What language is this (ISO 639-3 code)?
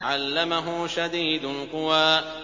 ara